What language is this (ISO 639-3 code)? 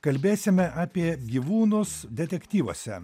lit